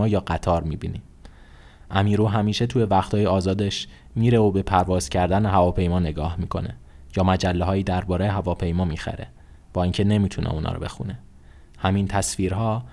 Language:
Persian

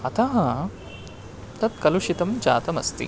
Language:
Sanskrit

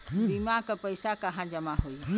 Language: Bhojpuri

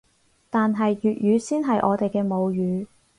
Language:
Cantonese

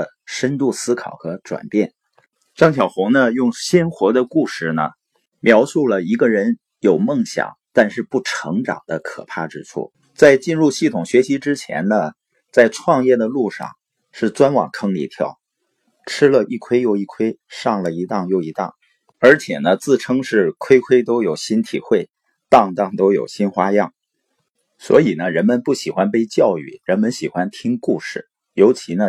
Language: Chinese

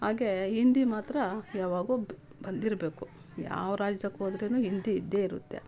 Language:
Kannada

